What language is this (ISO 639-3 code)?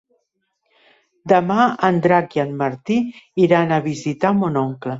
cat